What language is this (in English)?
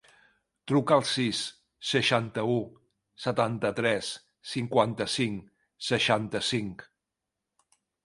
Catalan